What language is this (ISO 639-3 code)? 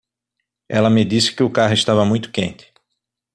por